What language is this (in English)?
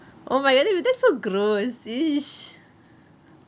English